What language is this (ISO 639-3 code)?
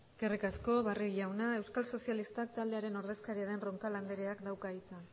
eus